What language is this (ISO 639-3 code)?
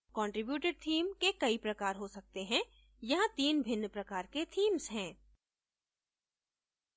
hin